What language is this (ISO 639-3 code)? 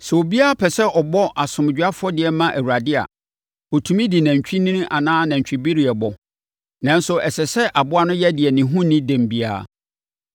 aka